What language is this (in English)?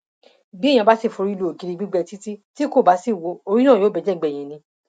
Yoruba